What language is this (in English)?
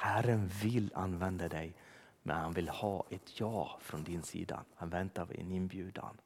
Swedish